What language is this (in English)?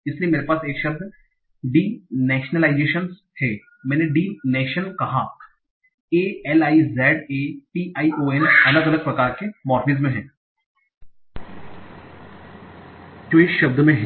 Hindi